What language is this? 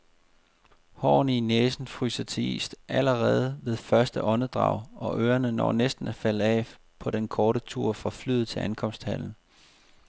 Danish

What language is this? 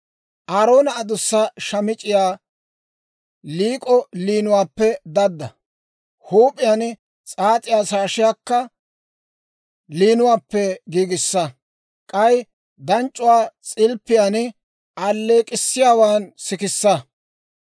Dawro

